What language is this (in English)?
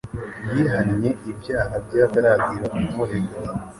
Kinyarwanda